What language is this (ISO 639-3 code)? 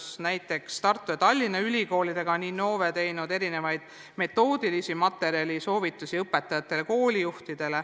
est